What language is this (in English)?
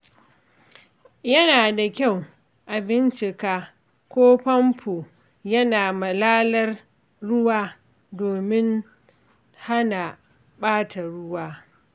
Hausa